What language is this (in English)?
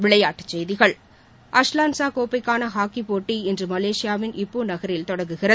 Tamil